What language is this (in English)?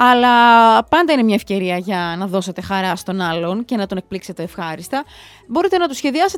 Greek